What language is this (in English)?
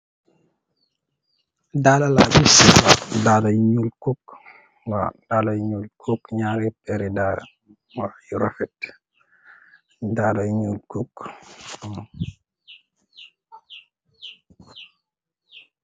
Wolof